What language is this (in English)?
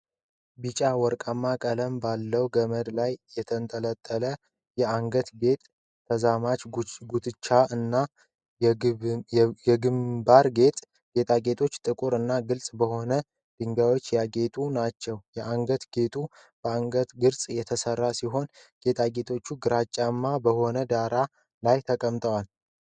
Amharic